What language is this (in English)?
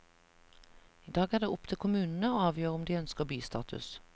Norwegian